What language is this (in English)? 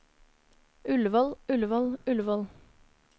Norwegian